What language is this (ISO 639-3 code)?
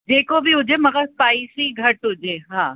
snd